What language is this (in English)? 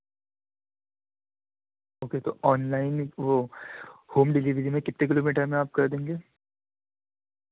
Urdu